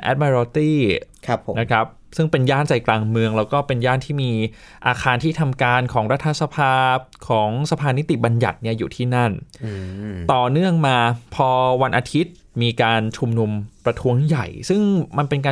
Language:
Thai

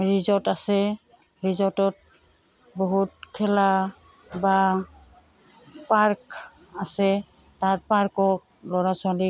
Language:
Assamese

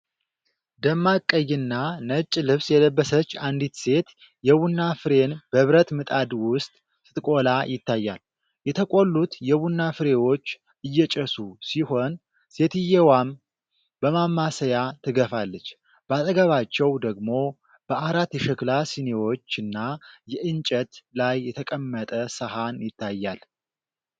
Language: Amharic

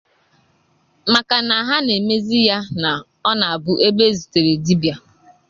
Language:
Igbo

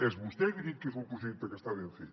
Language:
Catalan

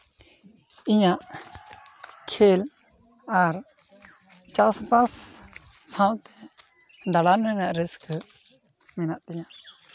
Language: Santali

